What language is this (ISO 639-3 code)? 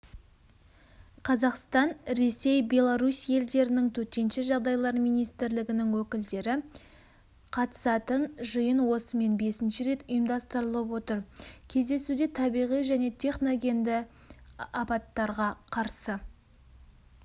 kaz